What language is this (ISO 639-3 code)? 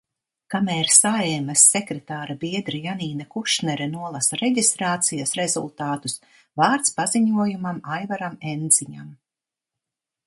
lav